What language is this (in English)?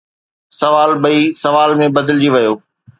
Sindhi